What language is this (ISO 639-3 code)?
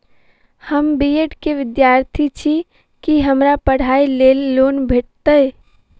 mai